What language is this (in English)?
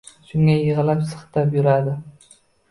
Uzbek